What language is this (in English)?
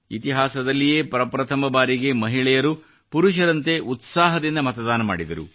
Kannada